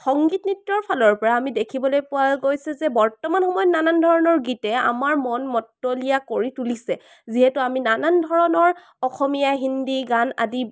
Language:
Assamese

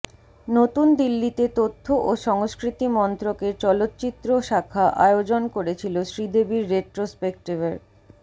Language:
Bangla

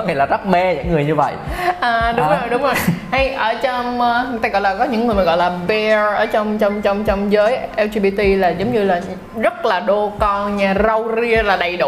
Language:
Vietnamese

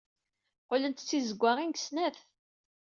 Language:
Kabyle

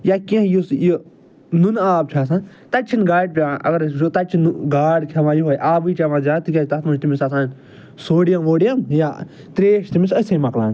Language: Kashmiri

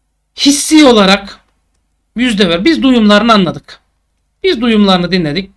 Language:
Turkish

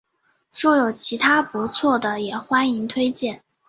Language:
Chinese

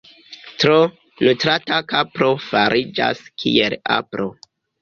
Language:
Esperanto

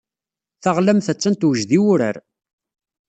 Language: Kabyle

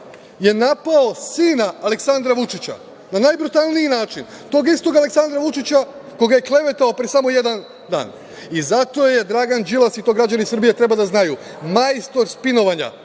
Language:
Serbian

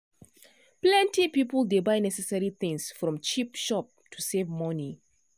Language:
Nigerian Pidgin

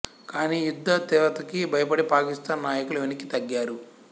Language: Telugu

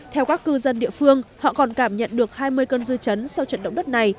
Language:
Vietnamese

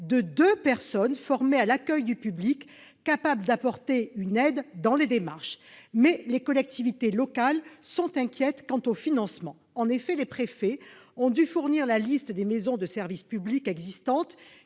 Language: French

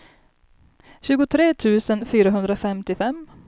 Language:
Swedish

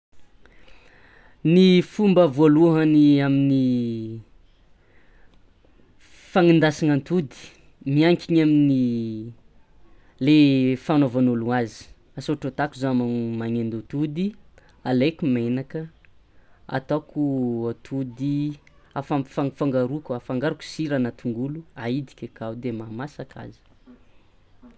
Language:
Tsimihety Malagasy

